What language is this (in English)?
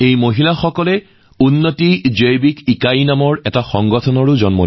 Assamese